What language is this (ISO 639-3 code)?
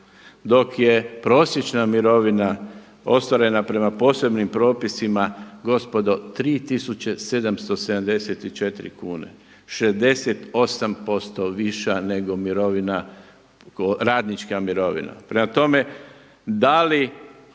hrv